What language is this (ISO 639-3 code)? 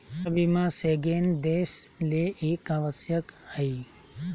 mag